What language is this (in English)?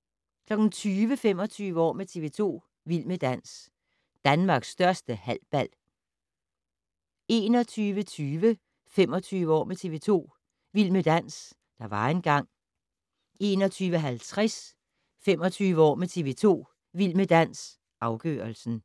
Danish